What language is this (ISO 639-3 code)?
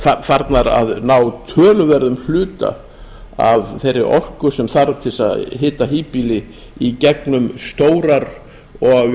isl